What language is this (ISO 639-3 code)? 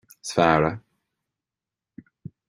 gle